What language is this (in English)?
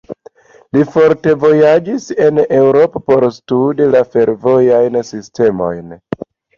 Esperanto